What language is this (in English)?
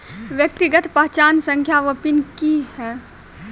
Maithili